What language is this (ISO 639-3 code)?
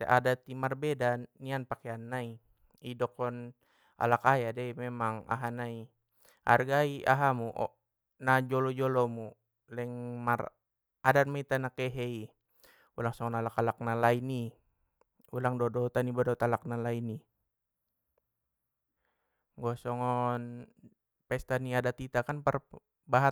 btm